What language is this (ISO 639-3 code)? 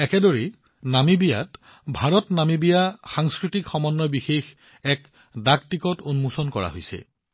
asm